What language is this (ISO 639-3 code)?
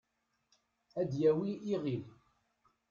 kab